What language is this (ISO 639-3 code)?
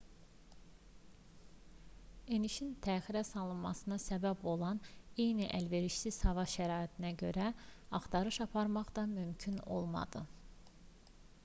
aze